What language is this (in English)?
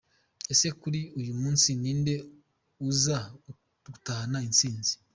Kinyarwanda